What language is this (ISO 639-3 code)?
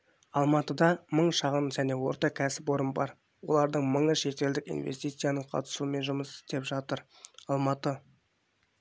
kaz